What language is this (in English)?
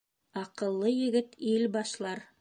Bashkir